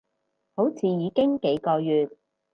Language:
Cantonese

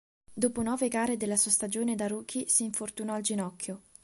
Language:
Italian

